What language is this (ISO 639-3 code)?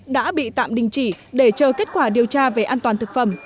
vie